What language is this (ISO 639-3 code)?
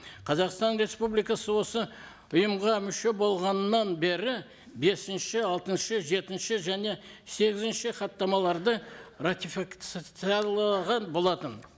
kaz